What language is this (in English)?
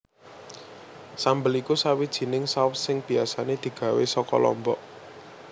Javanese